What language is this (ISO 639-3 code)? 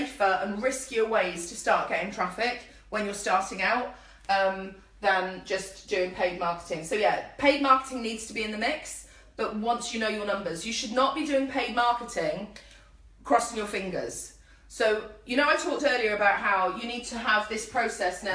eng